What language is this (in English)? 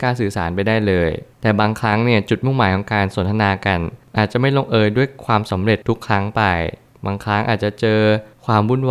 Thai